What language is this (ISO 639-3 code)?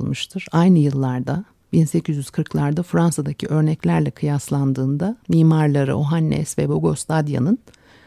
tur